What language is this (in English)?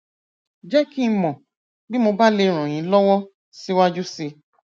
Yoruba